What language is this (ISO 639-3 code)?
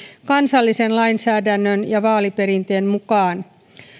fin